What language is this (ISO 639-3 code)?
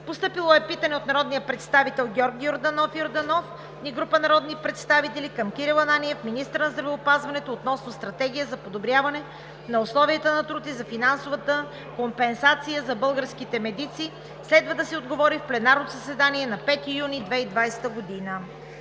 bul